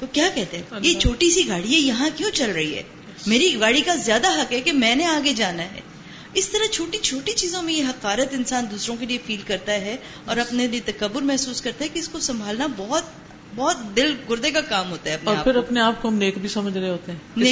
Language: Urdu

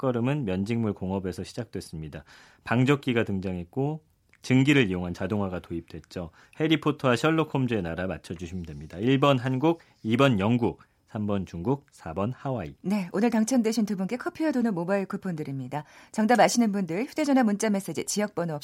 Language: Korean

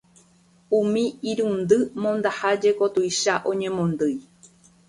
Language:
Guarani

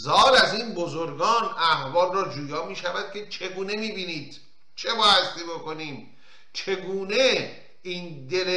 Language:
Persian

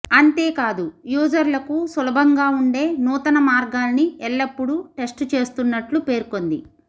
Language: Telugu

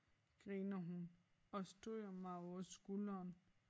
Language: Danish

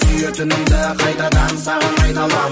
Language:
Kazakh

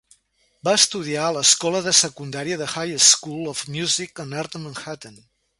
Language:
Catalan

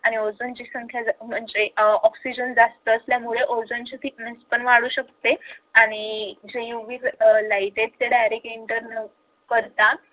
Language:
Marathi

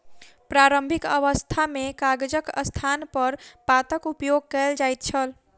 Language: Maithili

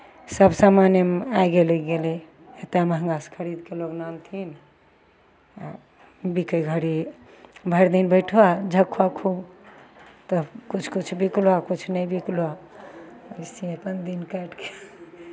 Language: Maithili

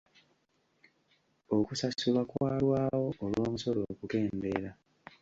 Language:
Ganda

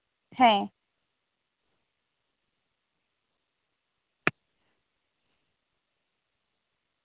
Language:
Santali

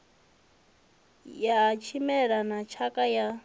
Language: Venda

